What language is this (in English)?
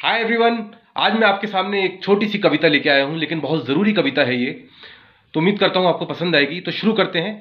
Hindi